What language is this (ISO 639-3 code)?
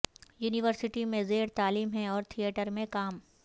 urd